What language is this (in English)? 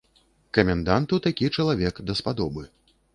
Belarusian